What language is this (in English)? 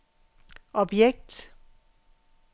Danish